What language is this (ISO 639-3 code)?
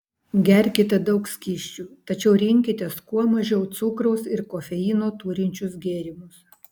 lit